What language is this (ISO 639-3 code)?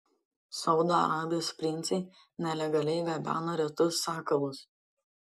lit